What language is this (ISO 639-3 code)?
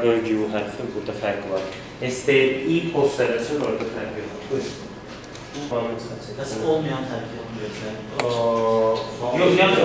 tur